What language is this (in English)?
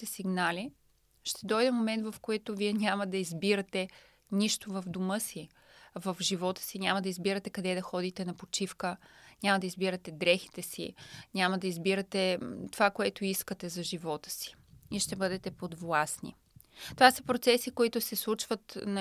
Bulgarian